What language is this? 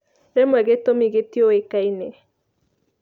Kikuyu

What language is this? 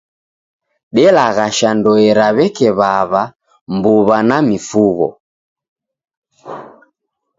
Taita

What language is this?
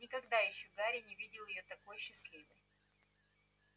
Russian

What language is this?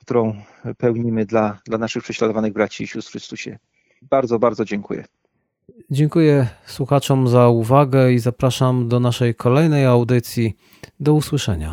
Polish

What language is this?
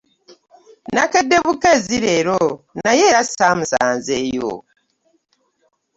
Ganda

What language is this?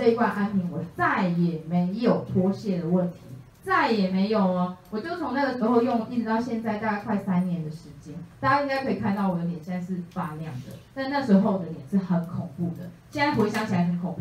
Chinese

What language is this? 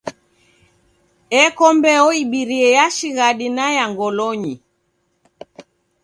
Taita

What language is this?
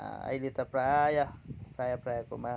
Nepali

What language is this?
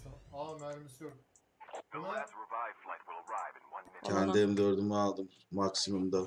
Turkish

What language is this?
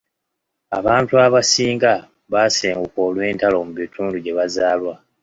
Ganda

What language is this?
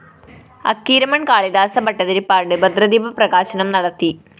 Malayalam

